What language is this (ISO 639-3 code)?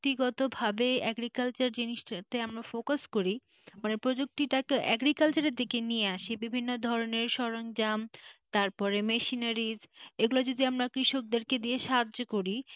ben